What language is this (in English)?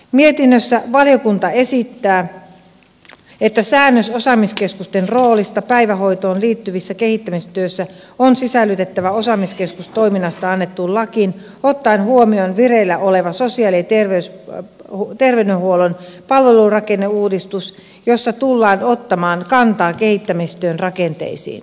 Finnish